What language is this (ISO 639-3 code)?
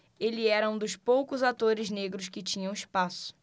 por